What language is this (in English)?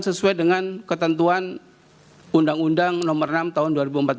Indonesian